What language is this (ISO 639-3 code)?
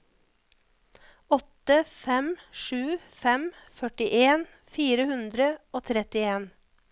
nor